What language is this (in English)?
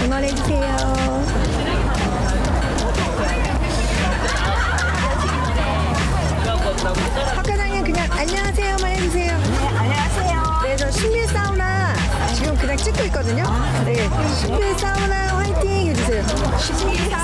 Korean